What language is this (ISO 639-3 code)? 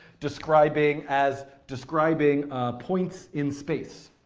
eng